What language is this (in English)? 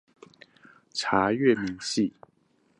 Chinese